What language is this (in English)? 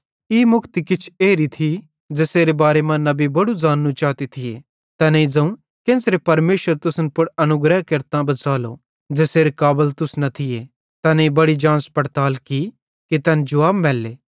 Bhadrawahi